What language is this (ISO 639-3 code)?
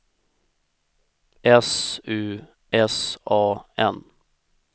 swe